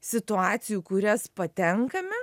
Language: Lithuanian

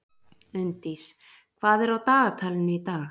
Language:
Icelandic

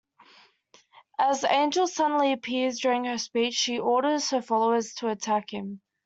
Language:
English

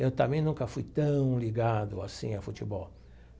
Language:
Portuguese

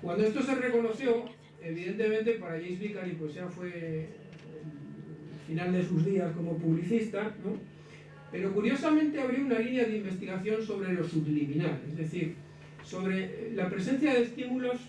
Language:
Spanish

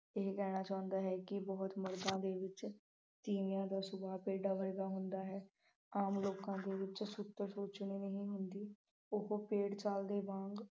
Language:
Punjabi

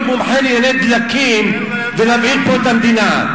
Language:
Hebrew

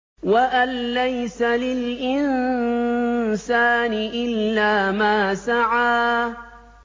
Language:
Arabic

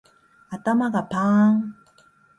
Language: Japanese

